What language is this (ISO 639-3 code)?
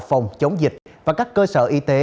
vie